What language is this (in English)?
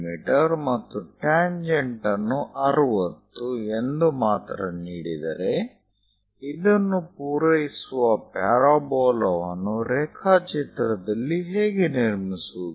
Kannada